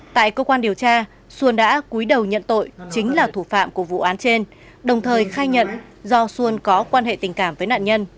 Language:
Vietnamese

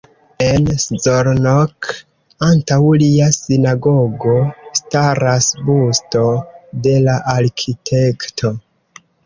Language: Esperanto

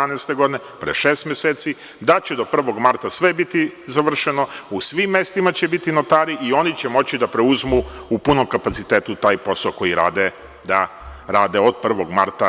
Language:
Serbian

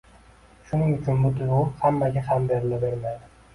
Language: Uzbek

